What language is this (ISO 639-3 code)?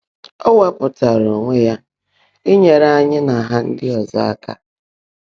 ibo